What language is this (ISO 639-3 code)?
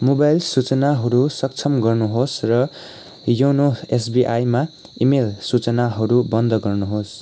nep